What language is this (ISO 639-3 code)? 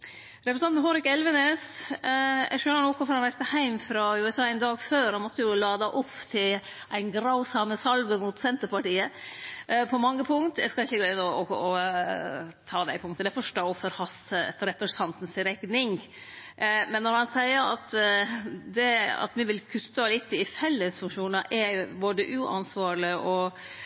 nno